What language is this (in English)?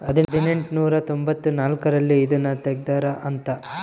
Kannada